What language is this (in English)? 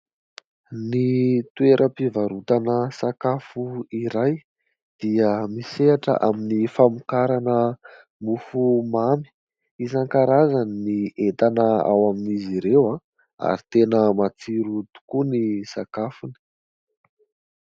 Malagasy